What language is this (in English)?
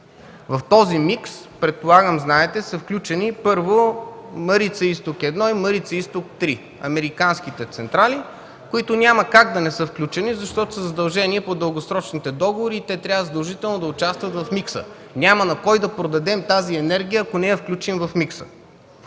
Bulgarian